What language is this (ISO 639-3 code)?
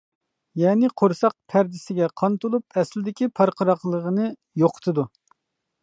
uig